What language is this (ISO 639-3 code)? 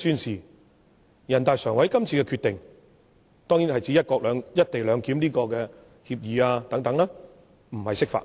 yue